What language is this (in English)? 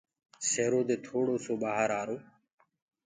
Gurgula